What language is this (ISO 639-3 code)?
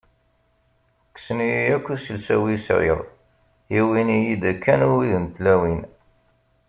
kab